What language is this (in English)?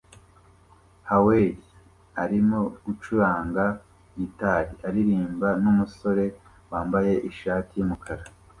Kinyarwanda